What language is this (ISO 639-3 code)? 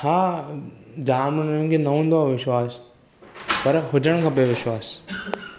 snd